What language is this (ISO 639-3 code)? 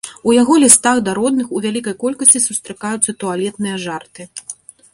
bel